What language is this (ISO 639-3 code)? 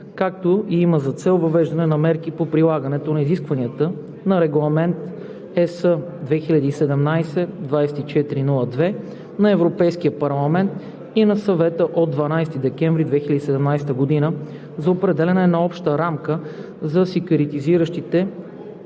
bul